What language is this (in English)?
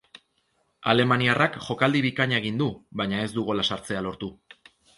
Basque